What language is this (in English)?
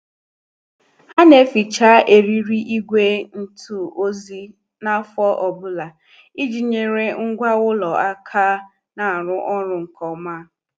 Igbo